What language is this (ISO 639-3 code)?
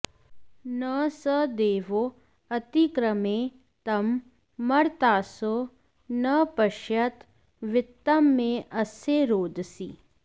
san